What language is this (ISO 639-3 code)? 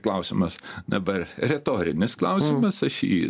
lit